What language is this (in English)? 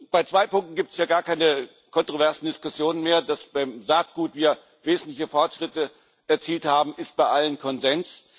German